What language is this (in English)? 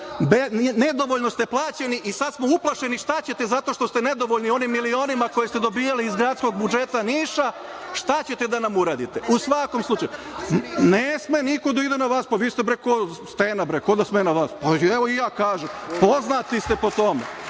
Serbian